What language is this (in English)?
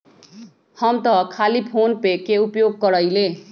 Magahi